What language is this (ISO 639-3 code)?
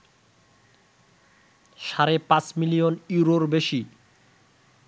ben